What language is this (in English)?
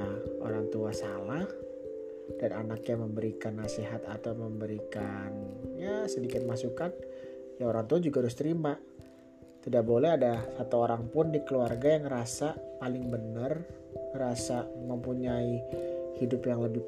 Indonesian